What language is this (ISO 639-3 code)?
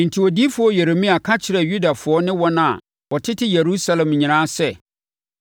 aka